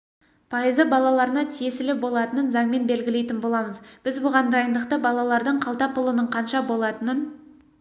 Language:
Kazakh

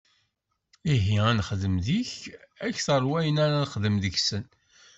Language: Kabyle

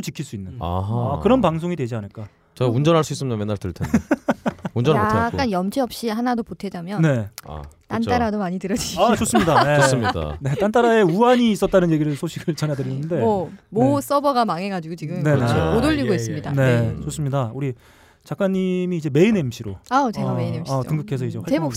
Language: Korean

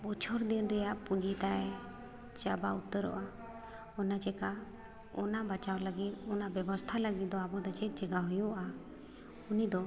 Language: Santali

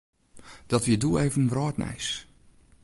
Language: Western Frisian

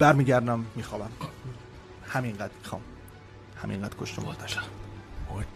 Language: Persian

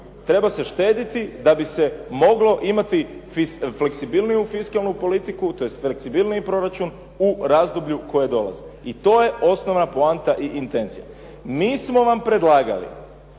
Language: Croatian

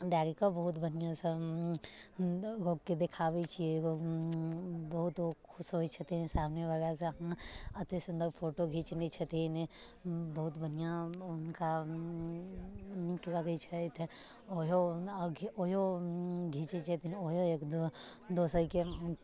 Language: Maithili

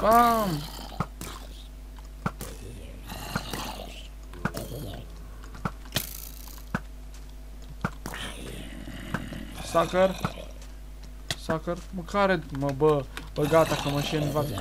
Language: Romanian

